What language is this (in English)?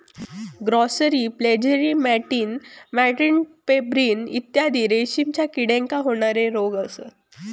Marathi